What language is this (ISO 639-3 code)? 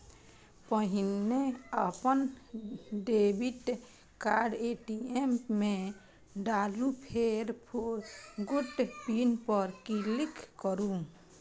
mai